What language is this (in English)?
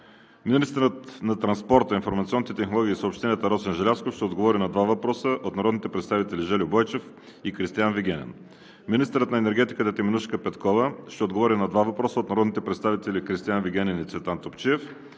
Bulgarian